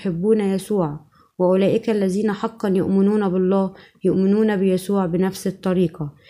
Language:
Arabic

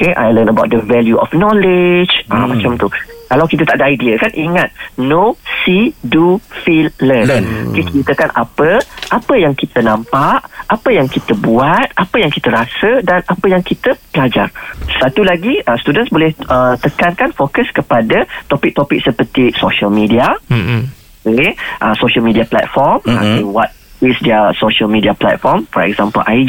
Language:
Malay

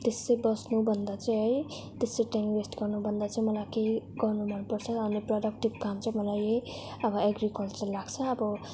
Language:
Nepali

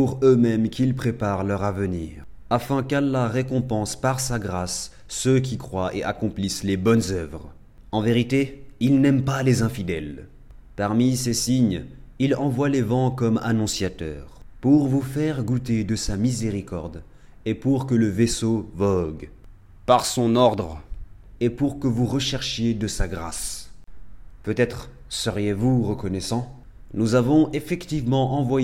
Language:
French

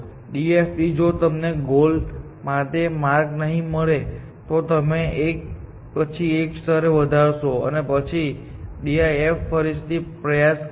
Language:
Gujarati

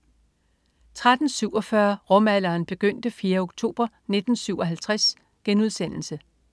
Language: Danish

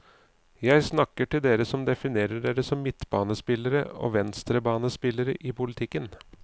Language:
Norwegian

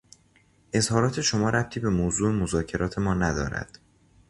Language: Persian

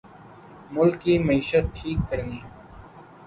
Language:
Urdu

